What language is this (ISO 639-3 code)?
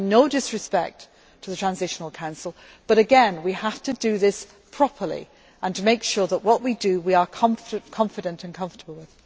eng